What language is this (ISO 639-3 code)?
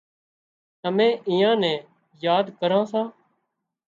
kxp